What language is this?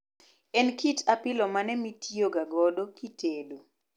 Luo (Kenya and Tanzania)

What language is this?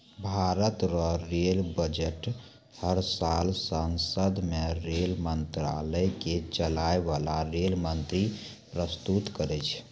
Maithili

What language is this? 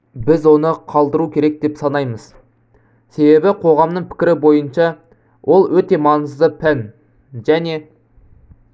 Kazakh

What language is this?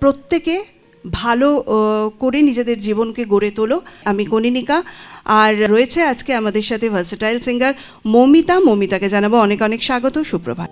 Hindi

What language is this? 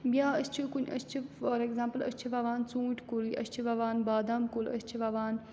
Kashmiri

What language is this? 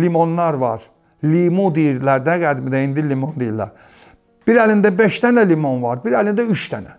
Turkish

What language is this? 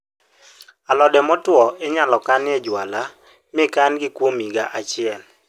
Luo (Kenya and Tanzania)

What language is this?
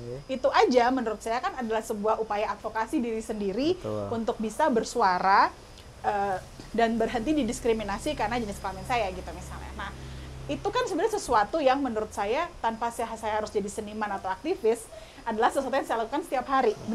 Indonesian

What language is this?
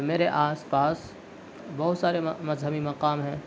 Urdu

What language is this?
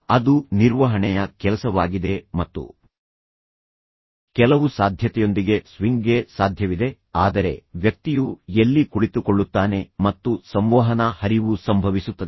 Kannada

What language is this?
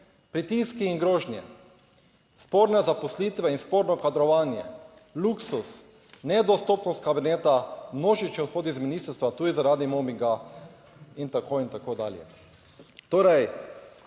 Slovenian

